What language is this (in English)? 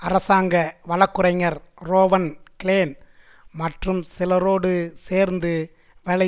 Tamil